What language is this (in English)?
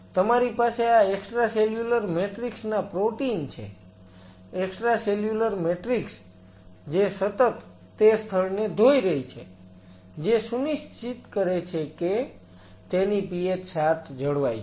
Gujarati